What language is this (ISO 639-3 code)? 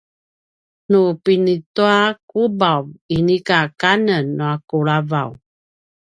pwn